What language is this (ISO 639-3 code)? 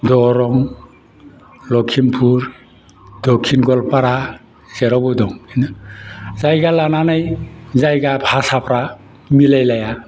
brx